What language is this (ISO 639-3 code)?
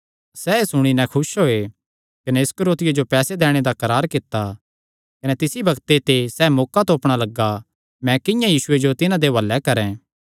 xnr